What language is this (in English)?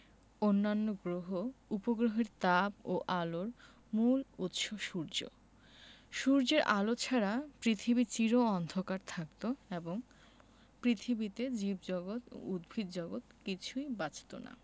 Bangla